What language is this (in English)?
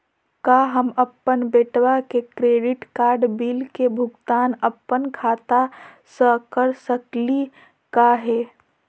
Magahi